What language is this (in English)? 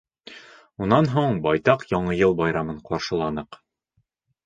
Bashkir